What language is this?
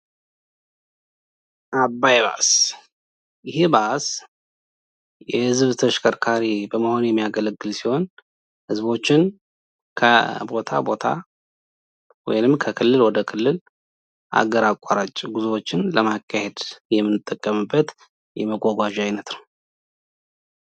Amharic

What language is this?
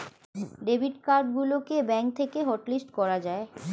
Bangla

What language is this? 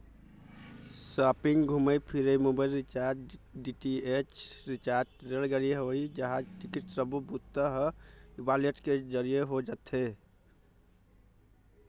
Chhattisgarhi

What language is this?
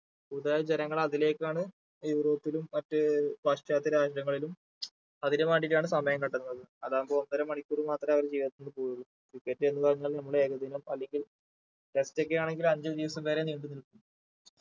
Malayalam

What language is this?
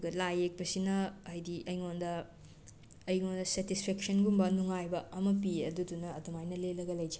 Manipuri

